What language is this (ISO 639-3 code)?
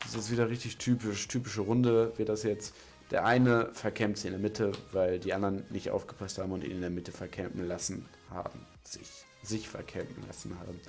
deu